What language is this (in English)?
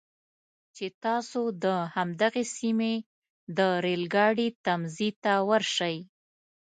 Pashto